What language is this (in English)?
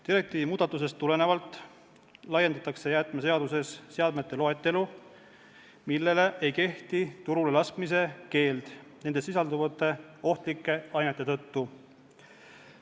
Estonian